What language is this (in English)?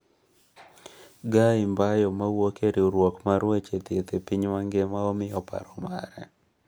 Luo (Kenya and Tanzania)